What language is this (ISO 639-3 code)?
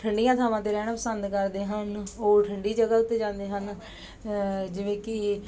pan